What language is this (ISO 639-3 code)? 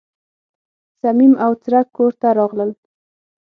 pus